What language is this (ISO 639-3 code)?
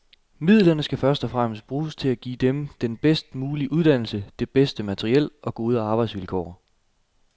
dan